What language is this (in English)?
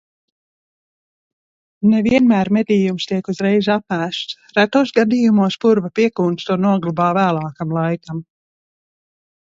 Latvian